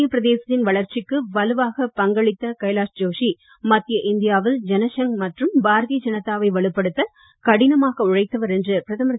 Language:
Tamil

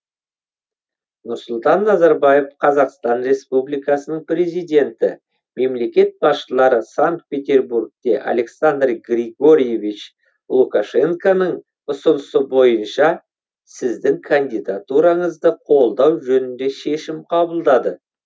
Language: Kazakh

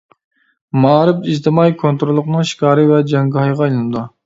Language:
Uyghur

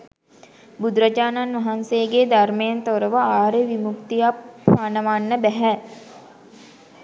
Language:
Sinhala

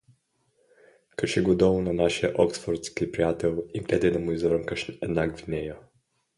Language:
Bulgarian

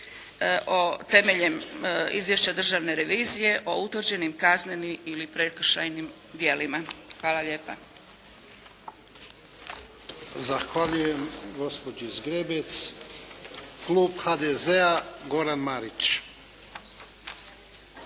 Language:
Croatian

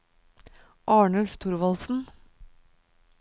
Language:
Norwegian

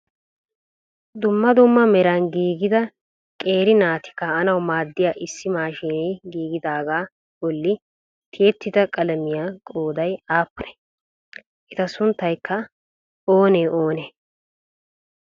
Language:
Wolaytta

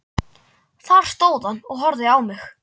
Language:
Icelandic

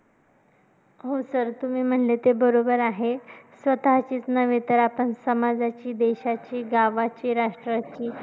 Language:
Marathi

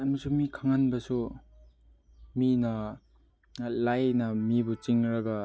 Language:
Manipuri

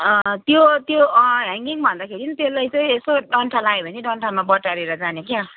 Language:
Nepali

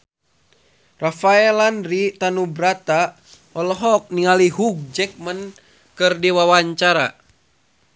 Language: Sundanese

